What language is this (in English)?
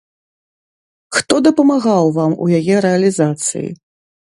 Belarusian